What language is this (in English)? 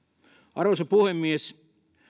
Finnish